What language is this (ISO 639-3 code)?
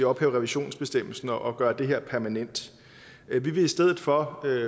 dan